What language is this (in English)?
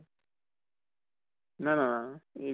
Assamese